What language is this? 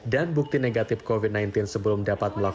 Indonesian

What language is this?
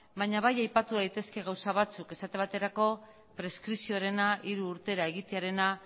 Basque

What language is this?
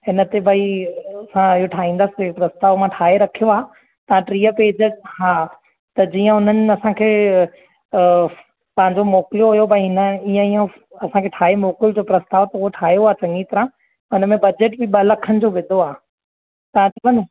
Sindhi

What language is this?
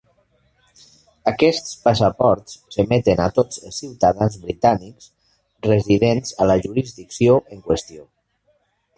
Catalan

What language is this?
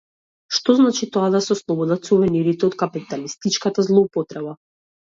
Macedonian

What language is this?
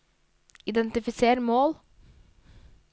Norwegian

